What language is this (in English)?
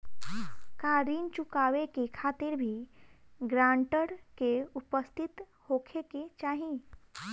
Bhojpuri